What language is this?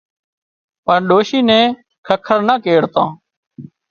Wadiyara Koli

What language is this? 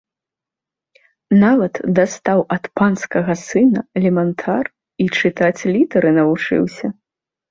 Belarusian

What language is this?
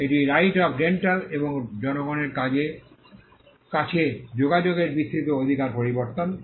Bangla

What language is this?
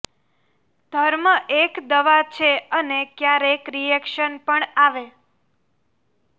Gujarati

